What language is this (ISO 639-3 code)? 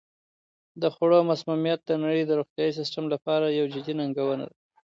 pus